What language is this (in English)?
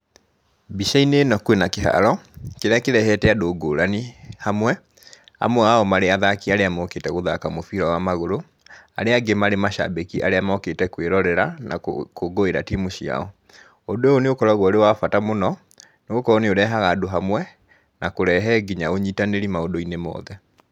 Kikuyu